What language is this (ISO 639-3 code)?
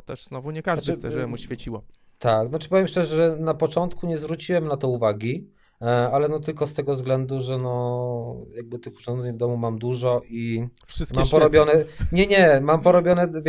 pol